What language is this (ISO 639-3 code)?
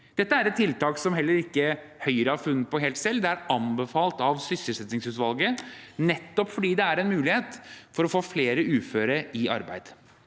nor